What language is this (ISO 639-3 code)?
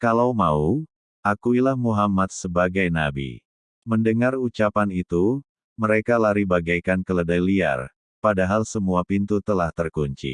ind